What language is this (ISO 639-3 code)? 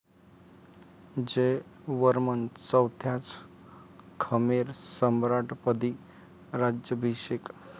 mar